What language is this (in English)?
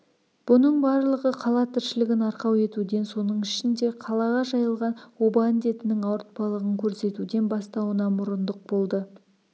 Kazakh